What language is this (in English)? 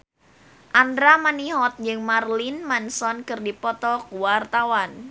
Sundanese